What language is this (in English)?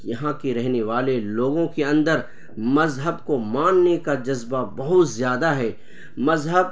Urdu